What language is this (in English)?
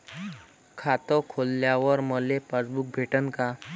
Marathi